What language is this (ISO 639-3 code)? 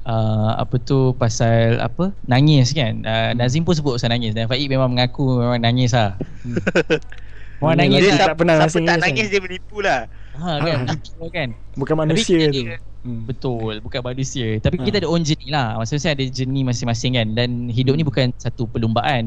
msa